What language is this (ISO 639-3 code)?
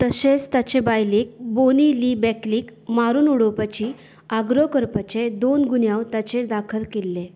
kok